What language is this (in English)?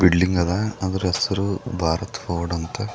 Kannada